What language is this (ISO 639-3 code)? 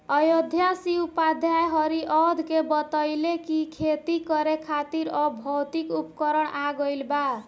bho